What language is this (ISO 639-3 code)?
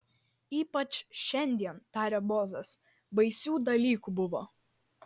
lit